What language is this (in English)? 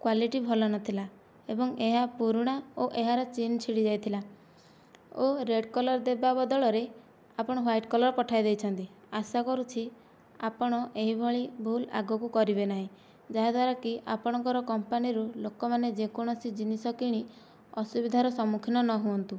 Odia